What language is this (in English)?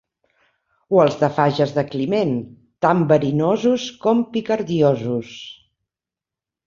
Catalan